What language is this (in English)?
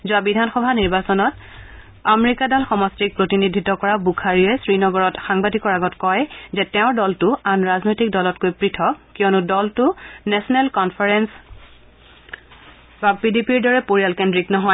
Assamese